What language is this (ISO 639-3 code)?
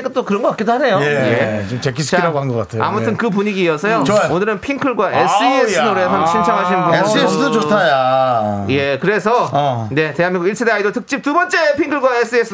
kor